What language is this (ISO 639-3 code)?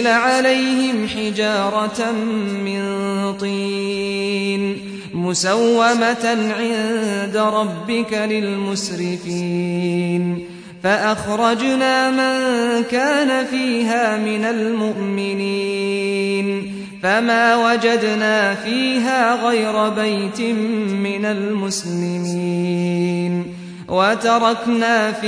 ara